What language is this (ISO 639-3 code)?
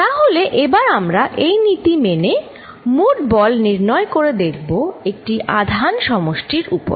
ben